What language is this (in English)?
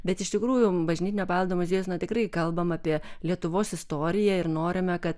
Lithuanian